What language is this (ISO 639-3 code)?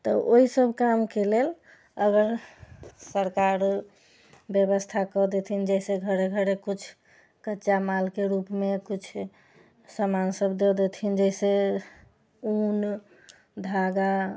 mai